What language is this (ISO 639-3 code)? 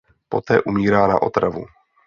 ces